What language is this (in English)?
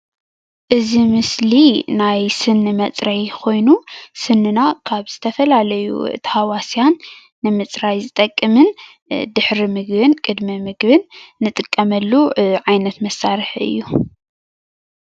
Tigrinya